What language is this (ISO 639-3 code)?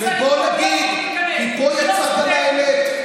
heb